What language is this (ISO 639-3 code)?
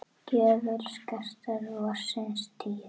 isl